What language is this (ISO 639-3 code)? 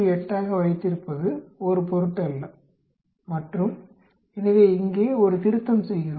tam